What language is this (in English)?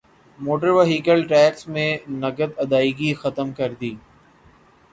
Urdu